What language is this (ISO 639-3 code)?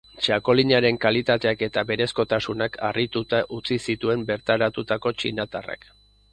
eus